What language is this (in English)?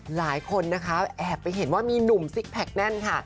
Thai